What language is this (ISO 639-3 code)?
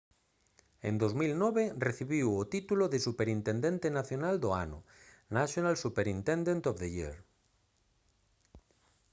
glg